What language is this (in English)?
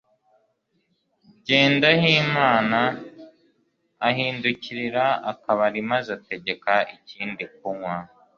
Kinyarwanda